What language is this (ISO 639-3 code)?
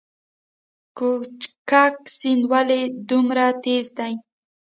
pus